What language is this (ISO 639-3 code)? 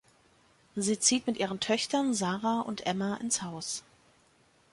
deu